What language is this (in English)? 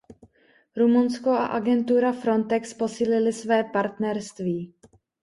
Czech